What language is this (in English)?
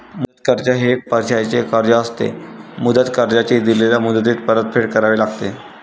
Marathi